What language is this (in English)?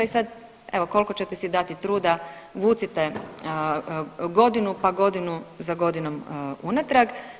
Croatian